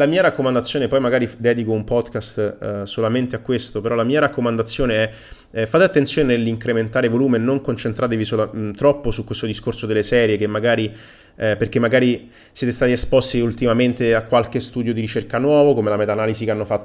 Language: Italian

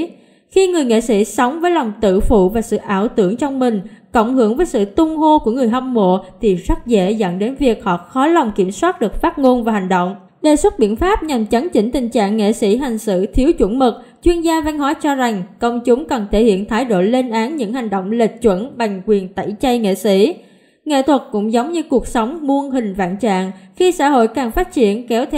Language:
Vietnamese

